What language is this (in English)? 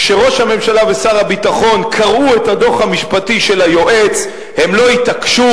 Hebrew